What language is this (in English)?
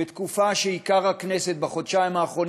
Hebrew